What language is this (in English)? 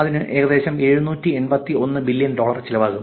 Malayalam